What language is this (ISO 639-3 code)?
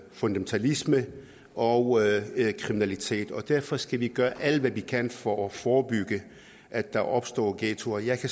dan